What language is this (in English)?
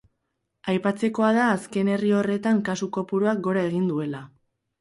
Basque